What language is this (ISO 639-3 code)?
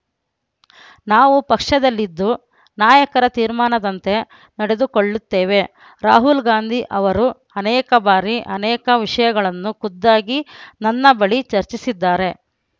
kan